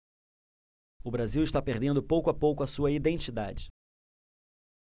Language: Portuguese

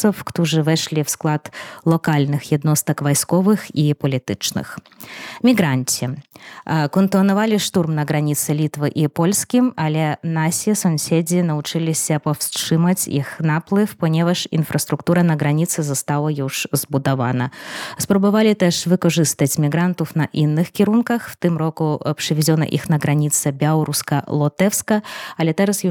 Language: Polish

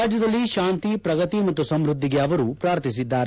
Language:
Kannada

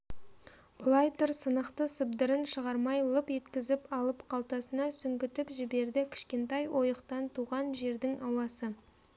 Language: Kazakh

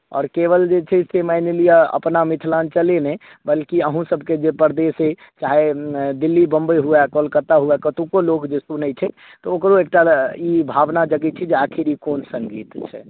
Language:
Maithili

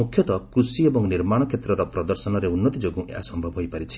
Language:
Odia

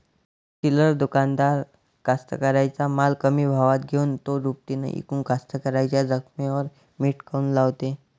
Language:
Marathi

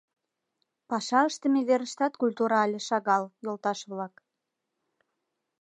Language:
Mari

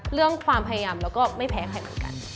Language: Thai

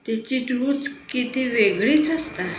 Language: Konkani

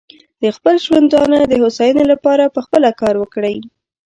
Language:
Pashto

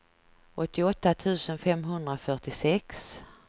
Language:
Swedish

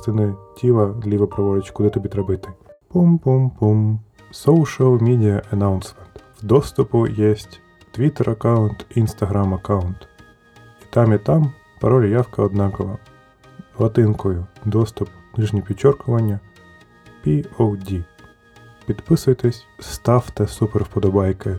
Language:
Ukrainian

